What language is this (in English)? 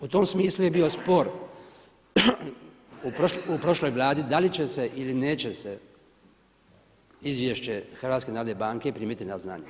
Croatian